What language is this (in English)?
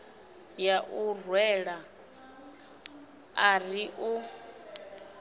Venda